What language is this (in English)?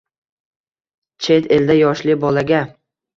Uzbek